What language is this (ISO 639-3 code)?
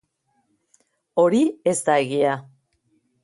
eus